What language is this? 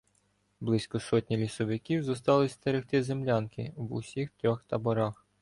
Ukrainian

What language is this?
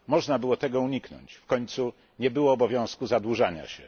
Polish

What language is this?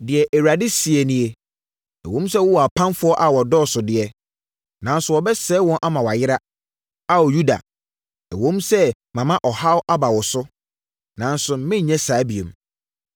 Akan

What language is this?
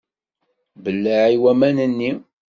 Kabyle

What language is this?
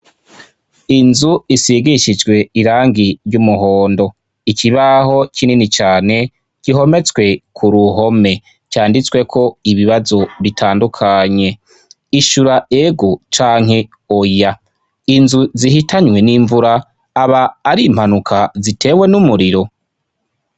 Rundi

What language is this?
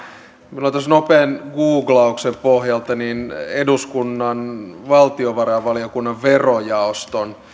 Finnish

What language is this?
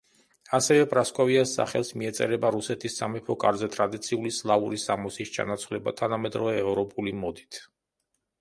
Georgian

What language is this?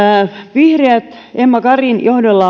Finnish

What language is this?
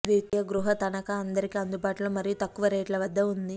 Telugu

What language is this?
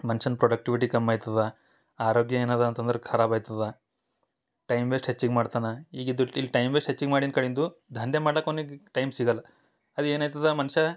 Kannada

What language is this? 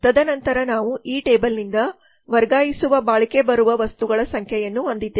Kannada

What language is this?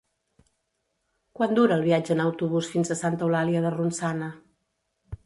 Catalan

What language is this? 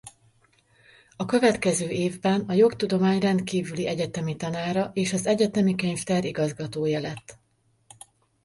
Hungarian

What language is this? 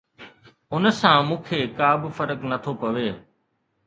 Sindhi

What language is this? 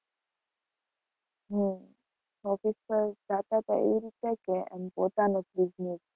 Gujarati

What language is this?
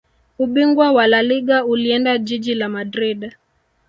Swahili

